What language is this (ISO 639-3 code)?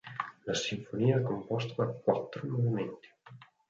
ita